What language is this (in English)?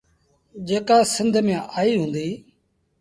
Sindhi Bhil